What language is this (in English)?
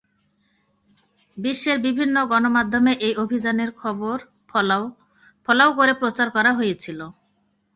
Bangla